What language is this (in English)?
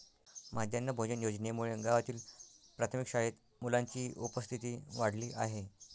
Marathi